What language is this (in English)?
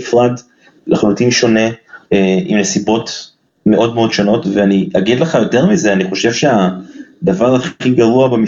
Hebrew